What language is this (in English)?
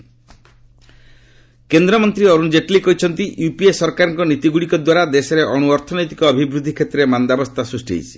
Odia